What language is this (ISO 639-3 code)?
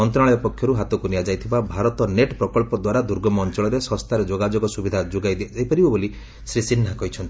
ori